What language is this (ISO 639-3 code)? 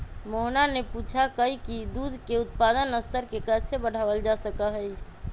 mag